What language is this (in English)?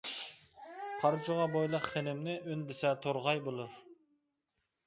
Uyghur